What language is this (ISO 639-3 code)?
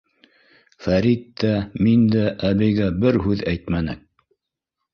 bak